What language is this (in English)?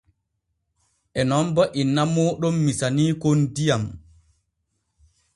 Borgu Fulfulde